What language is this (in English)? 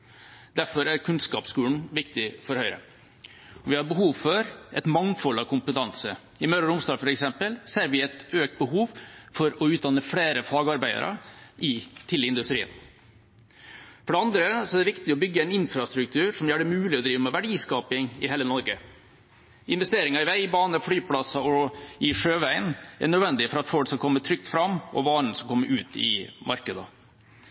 Norwegian Bokmål